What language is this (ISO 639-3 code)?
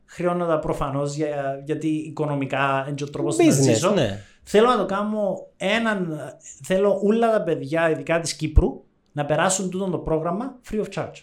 ell